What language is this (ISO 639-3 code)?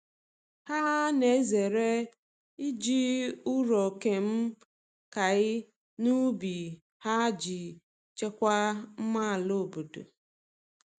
ibo